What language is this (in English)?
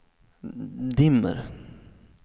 Swedish